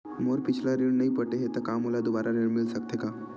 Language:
Chhattisgarhi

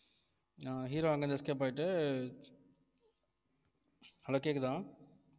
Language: Tamil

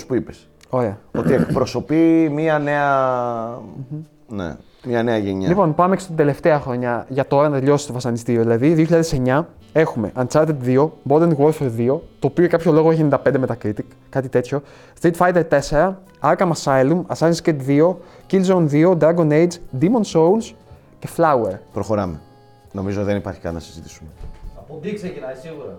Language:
Greek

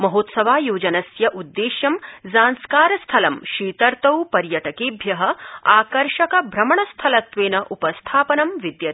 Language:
Sanskrit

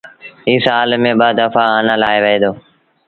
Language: Sindhi Bhil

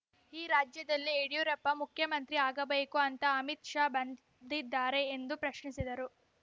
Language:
Kannada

